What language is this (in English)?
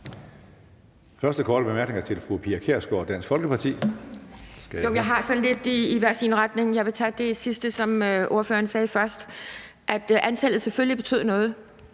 Danish